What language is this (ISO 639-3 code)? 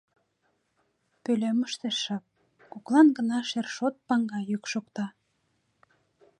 chm